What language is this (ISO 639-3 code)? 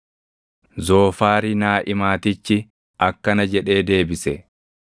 orm